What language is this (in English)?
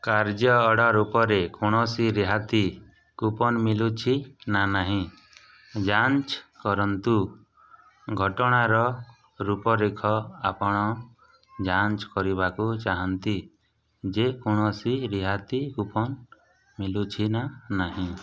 Odia